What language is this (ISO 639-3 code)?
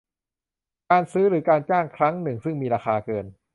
tha